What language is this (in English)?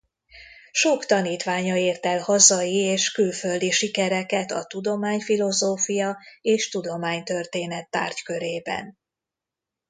Hungarian